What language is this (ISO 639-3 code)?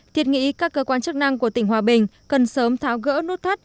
vie